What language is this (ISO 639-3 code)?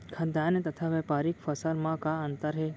hne